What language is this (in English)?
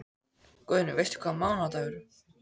Icelandic